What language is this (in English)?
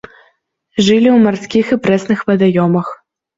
Belarusian